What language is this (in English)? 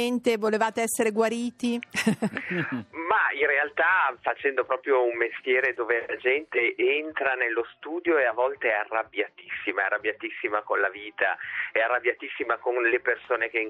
Italian